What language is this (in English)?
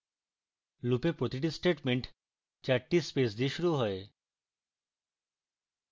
Bangla